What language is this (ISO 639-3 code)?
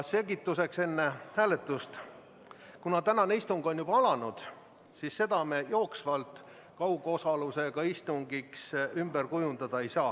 est